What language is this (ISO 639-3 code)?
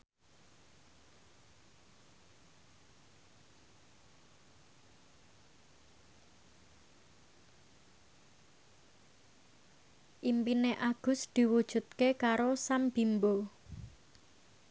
jav